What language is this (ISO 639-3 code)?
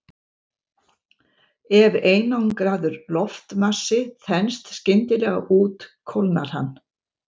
isl